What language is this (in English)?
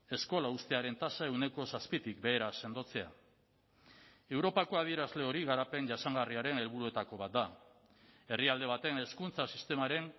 Basque